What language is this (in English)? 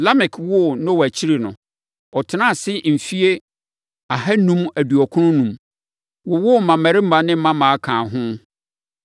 Akan